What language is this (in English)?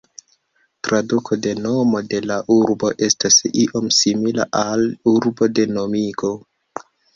Esperanto